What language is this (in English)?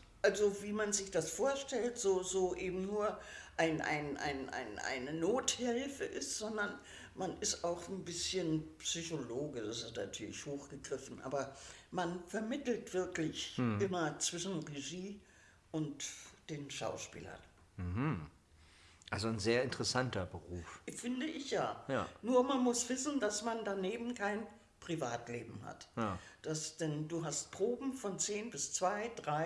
German